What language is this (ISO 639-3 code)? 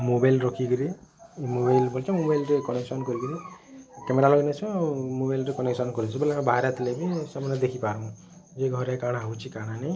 ori